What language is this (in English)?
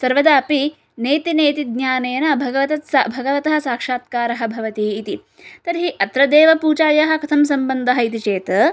Sanskrit